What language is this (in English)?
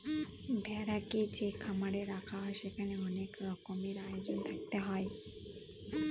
Bangla